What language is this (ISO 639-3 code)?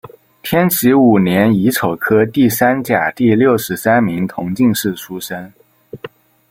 zho